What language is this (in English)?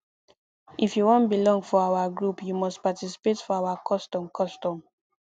Nigerian Pidgin